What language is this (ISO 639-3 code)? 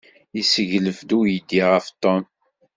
kab